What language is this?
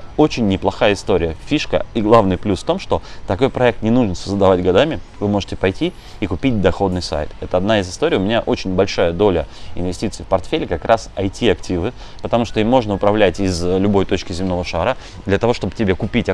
Russian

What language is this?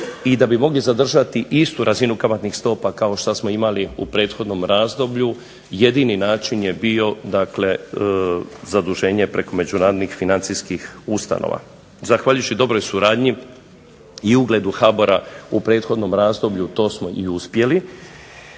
Croatian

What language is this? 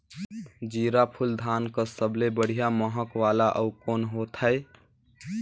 Chhattisgarhi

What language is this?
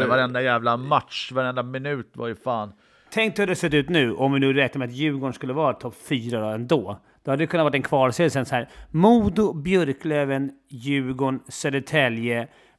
Swedish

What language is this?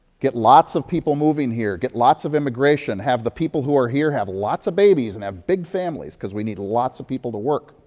English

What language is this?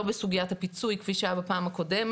Hebrew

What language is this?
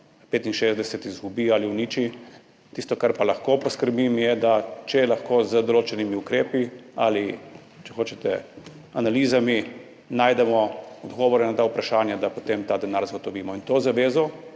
Slovenian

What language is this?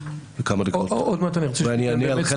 Hebrew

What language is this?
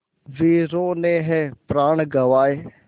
Hindi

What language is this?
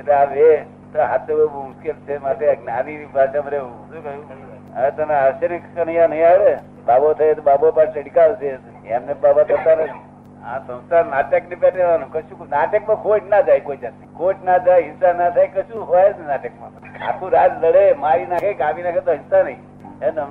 Gujarati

